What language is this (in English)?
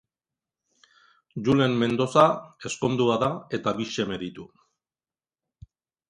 Basque